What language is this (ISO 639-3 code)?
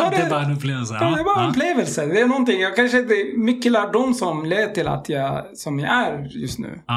swe